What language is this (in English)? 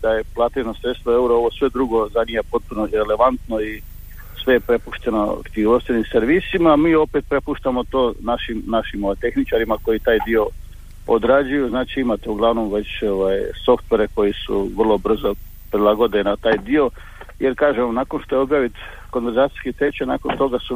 Croatian